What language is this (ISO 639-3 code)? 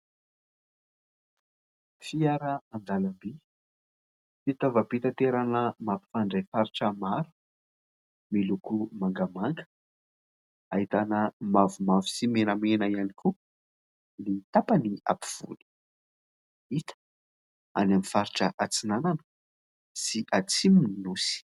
mlg